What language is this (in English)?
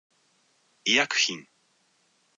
Japanese